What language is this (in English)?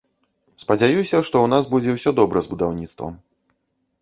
Belarusian